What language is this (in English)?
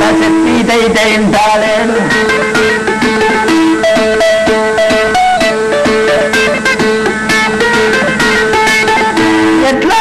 Turkish